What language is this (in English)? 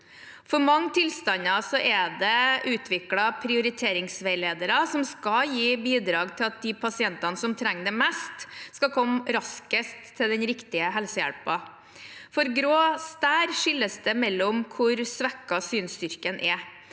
Norwegian